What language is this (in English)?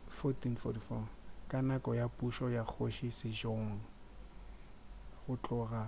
Northern Sotho